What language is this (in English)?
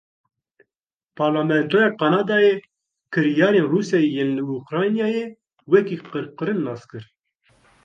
Kurdish